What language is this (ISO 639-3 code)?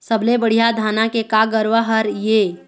hne